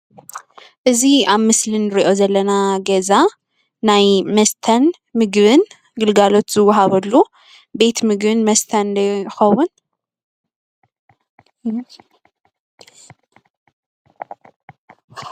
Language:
Tigrinya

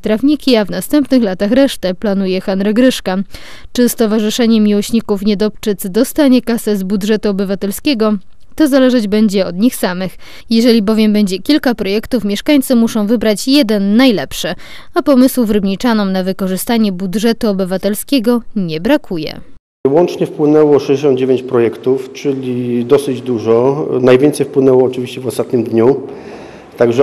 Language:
Polish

